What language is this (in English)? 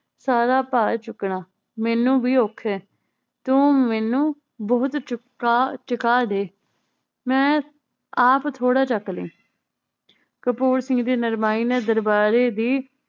Punjabi